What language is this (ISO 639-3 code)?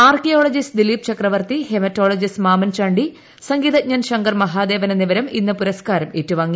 mal